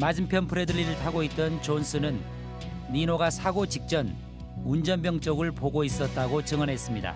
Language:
Korean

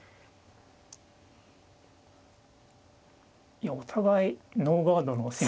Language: Japanese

